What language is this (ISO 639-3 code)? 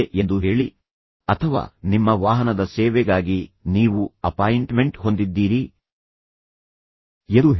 kan